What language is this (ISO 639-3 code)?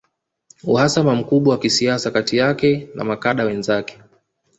swa